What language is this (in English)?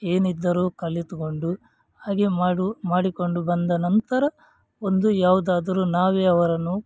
Kannada